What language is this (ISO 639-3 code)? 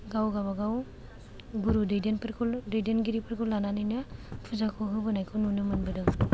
brx